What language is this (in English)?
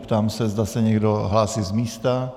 Czech